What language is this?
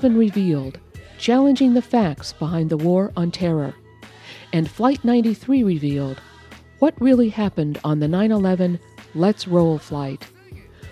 English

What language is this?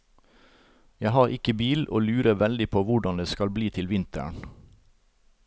Norwegian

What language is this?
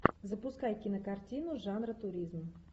Russian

